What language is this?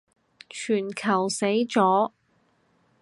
Cantonese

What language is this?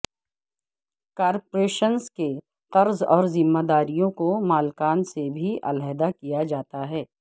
Urdu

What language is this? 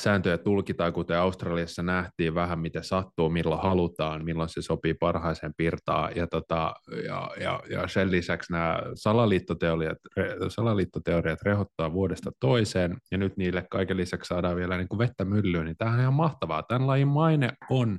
Finnish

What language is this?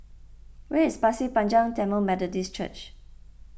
English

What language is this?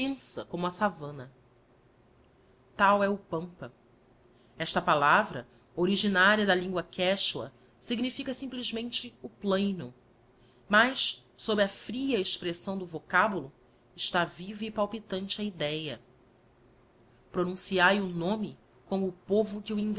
Portuguese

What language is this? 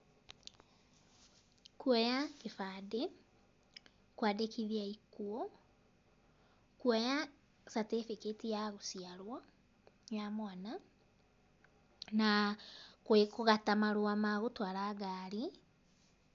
Kikuyu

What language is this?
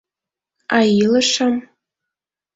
Mari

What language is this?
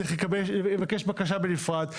Hebrew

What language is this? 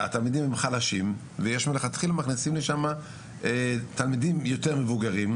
Hebrew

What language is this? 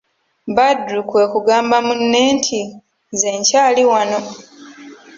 Ganda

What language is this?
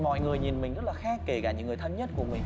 Vietnamese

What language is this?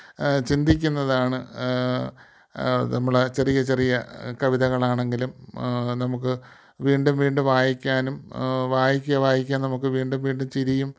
Malayalam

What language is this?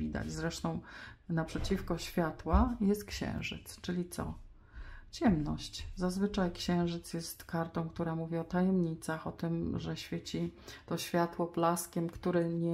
Polish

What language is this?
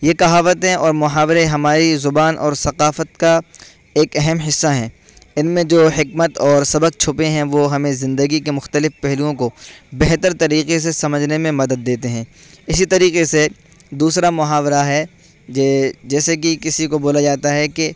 Urdu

